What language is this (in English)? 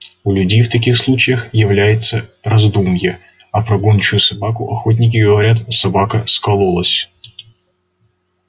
Russian